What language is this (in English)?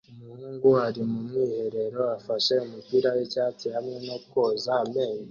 Kinyarwanda